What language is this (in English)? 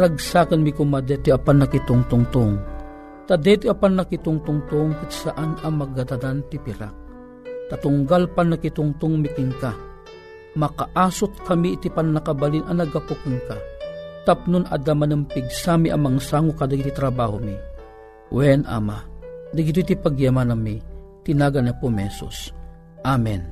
Filipino